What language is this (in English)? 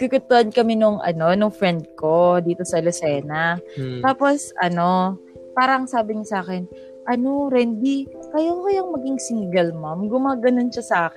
Filipino